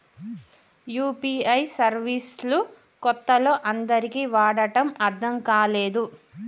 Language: Telugu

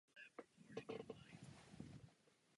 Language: Czech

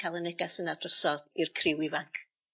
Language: Welsh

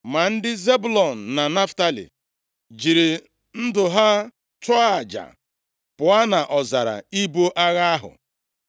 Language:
Igbo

